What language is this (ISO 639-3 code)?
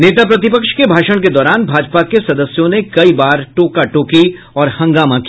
hin